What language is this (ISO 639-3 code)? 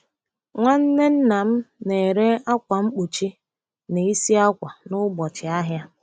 ibo